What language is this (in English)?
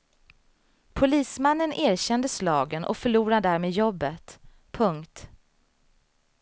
Swedish